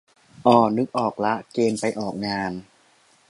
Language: Thai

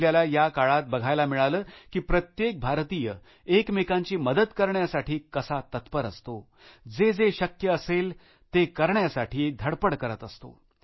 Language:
Marathi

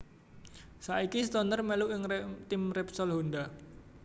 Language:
Javanese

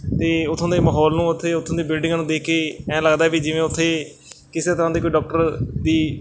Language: Punjabi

